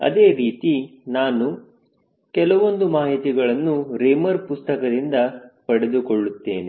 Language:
Kannada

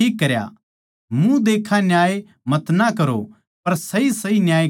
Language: Haryanvi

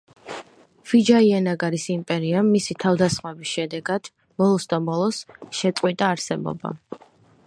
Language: Georgian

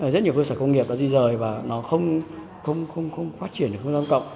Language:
Vietnamese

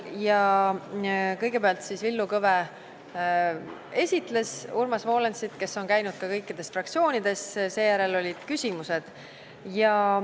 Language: Estonian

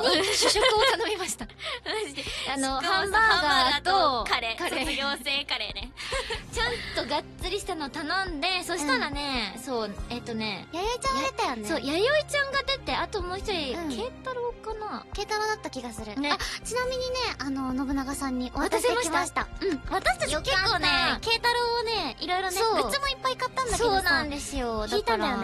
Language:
Japanese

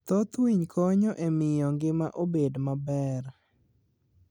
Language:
Luo (Kenya and Tanzania)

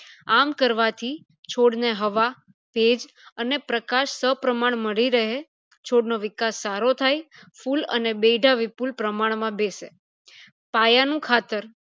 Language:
Gujarati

